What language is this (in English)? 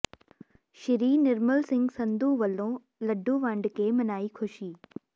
Punjabi